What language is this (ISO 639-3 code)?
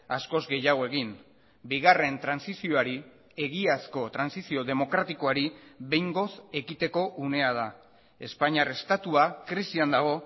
eus